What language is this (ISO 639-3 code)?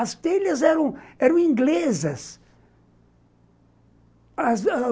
por